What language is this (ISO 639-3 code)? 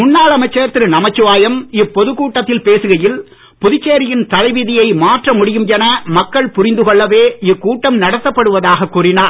tam